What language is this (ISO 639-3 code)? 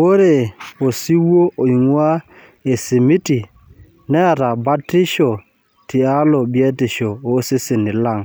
mas